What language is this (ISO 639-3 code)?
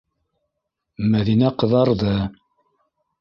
bak